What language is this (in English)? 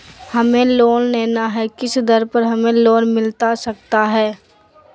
Magahi